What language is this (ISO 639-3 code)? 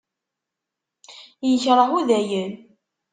kab